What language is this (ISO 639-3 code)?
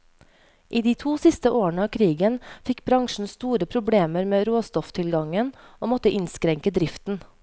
nor